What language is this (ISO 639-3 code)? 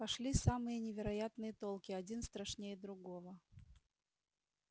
rus